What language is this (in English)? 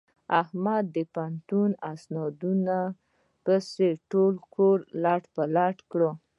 Pashto